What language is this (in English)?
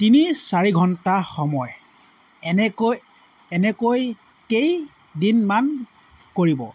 Assamese